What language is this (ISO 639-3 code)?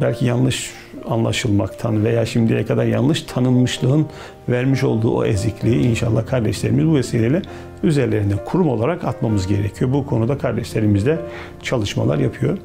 tur